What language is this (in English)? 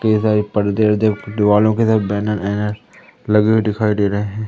Hindi